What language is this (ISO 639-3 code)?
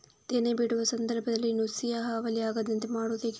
kan